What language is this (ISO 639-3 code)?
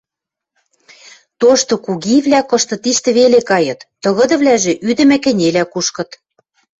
mrj